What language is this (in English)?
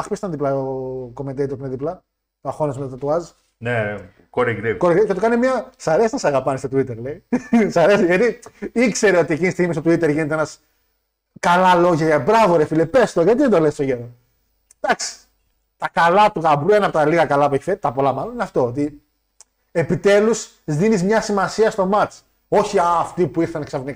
Greek